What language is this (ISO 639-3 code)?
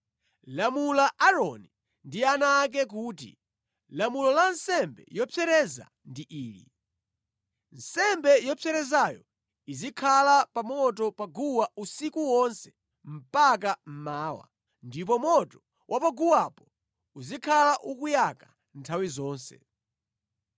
nya